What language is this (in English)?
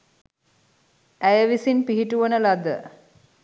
Sinhala